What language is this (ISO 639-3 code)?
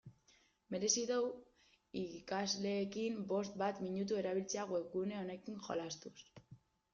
eus